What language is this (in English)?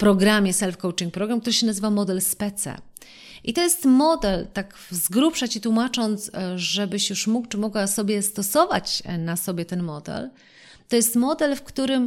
Polish